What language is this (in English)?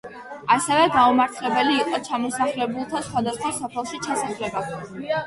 Georgian